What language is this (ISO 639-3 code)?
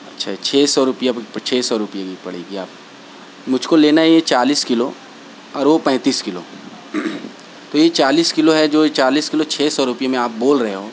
urd